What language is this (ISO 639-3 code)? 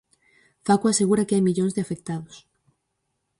glg